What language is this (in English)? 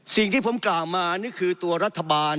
Thai